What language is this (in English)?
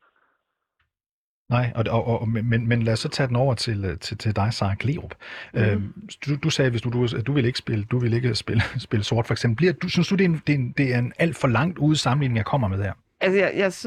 Danish